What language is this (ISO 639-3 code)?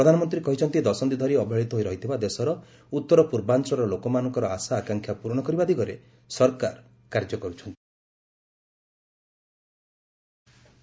ori